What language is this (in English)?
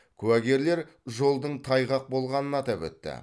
Kazakh